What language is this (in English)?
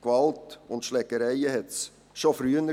Swiss German